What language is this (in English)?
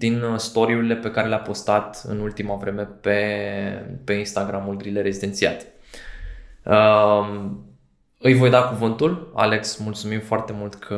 Romanian